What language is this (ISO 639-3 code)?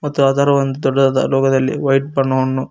kan